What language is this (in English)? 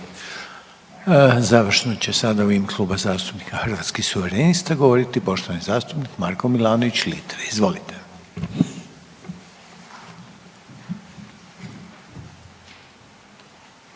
Croatian